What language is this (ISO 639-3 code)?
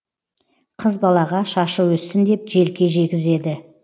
kaz